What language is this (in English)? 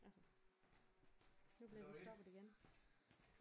Danish